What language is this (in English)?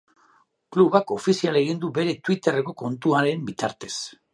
Basque